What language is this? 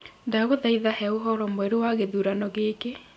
Kikuyu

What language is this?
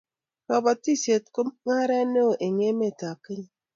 Kalenjin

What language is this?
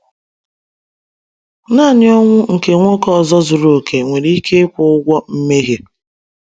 Igbo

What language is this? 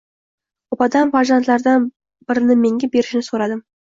Uzbek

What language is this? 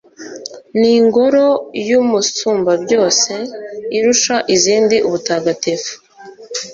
Kinyarwanda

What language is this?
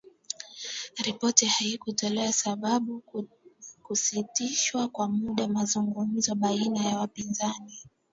Swahili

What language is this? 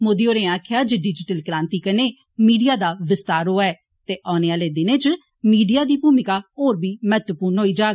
Dogri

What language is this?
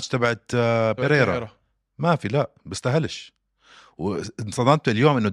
Arabic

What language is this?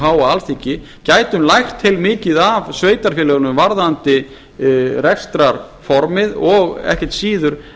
Icelandic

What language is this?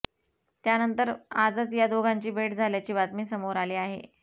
Marathi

